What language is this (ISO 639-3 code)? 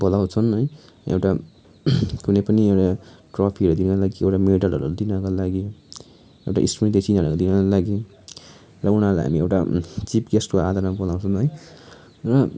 nep